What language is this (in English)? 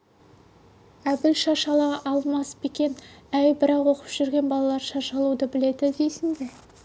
Kazakh